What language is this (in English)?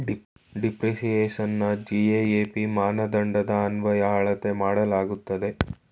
Kannada